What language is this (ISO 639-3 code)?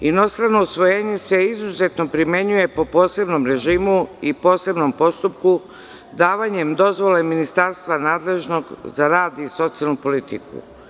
srp